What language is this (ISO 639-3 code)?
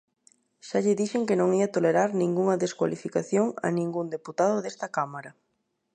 glg